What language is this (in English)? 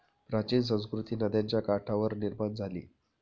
Marathi